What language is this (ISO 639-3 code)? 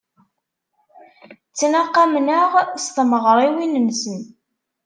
kab